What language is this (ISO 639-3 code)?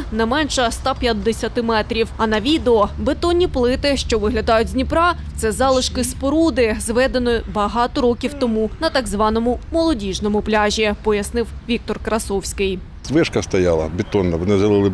ukr